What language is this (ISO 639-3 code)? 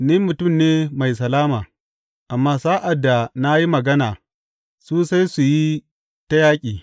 hau